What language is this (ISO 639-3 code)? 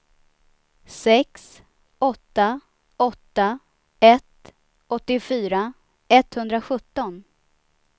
swe